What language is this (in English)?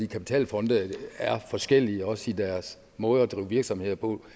Danish